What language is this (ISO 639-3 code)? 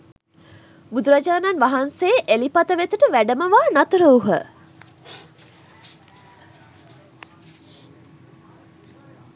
sin